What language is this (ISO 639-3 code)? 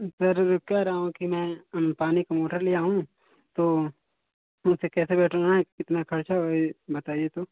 hin